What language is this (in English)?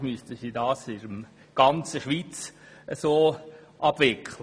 Swiss German